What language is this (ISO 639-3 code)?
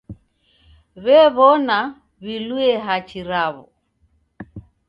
dav